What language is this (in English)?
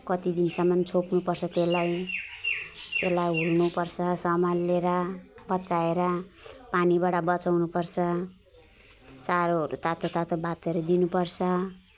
Nepali